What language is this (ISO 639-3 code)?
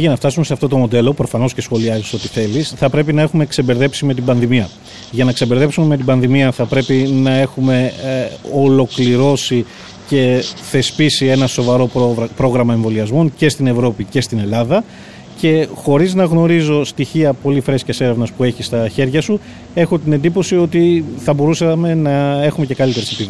ell